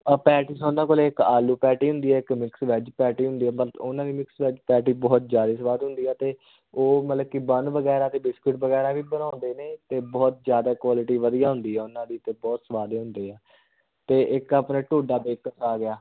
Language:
Punjabi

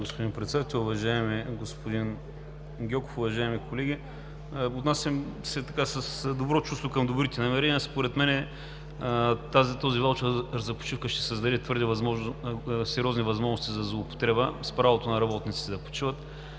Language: Bulgarian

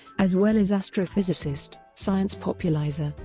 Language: English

